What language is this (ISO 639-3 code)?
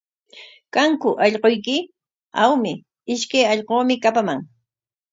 qwa